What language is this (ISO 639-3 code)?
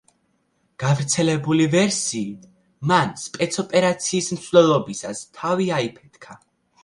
kat